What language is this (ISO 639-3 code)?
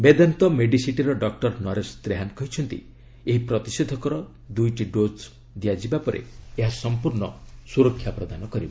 ori